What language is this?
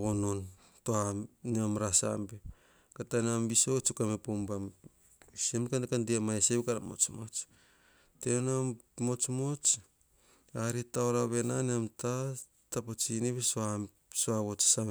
Hahon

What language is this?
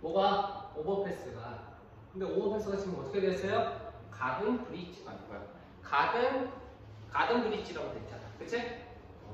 Korean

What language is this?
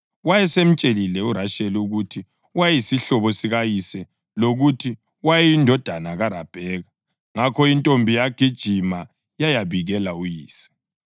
North Ndebele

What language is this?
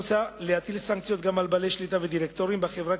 Hebrew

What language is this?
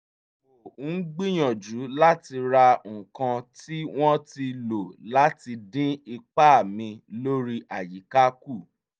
Yoruba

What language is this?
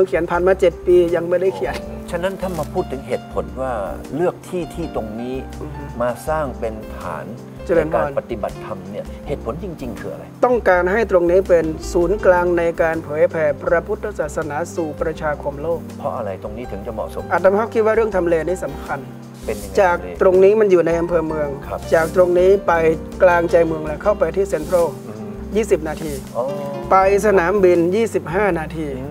Thai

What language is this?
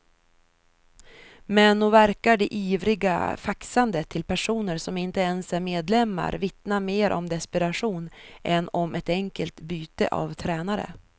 Swedish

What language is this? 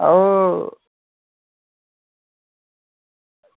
Dogri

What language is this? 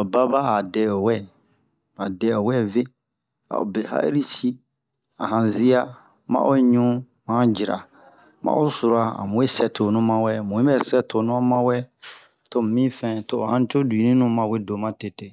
Bomu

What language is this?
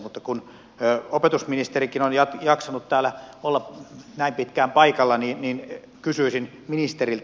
Finnish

